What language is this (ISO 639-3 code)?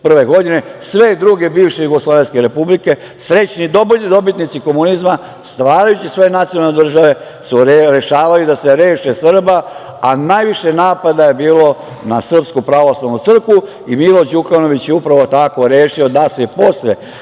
srp